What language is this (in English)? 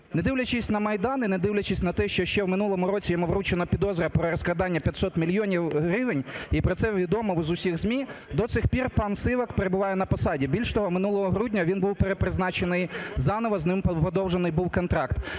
Ukrainian